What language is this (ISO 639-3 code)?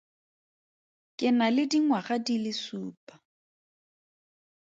tsn